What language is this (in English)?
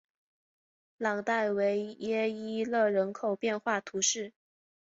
Chinese